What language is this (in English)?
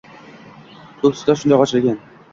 Uzbek